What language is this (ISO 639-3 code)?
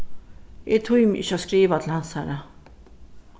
fao